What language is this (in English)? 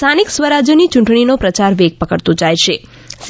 Gujarati